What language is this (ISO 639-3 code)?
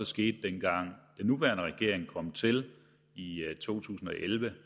dan